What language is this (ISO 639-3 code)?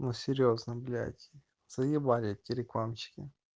rus